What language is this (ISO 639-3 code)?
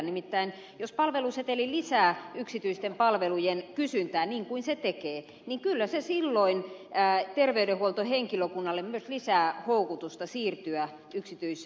fin